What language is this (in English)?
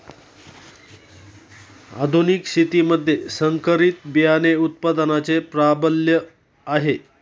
Marathi